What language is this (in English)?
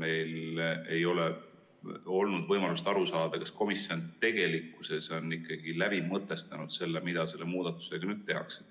Estonian